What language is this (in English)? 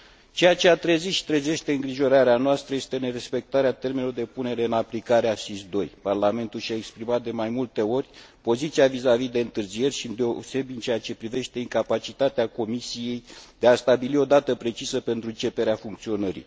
Romanian